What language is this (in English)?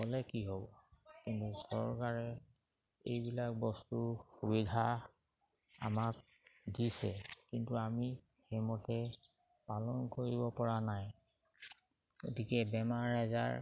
Assamese